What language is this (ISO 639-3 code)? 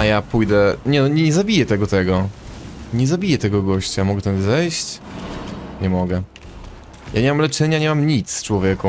pol